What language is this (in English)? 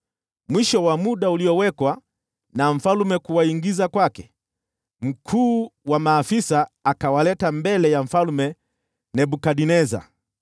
Swahili